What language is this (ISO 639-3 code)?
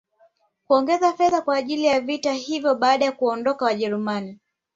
swa